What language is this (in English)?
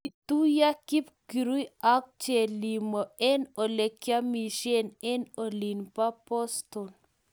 Kalenjin